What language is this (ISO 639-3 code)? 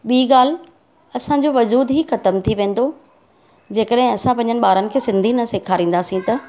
snd